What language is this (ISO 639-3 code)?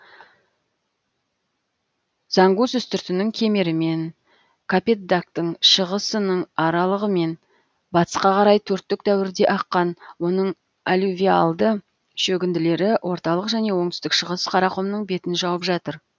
kaz